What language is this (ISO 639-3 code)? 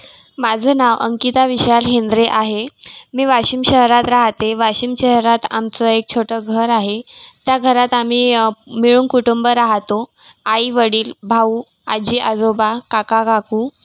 mar